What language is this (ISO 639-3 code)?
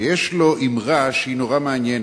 heb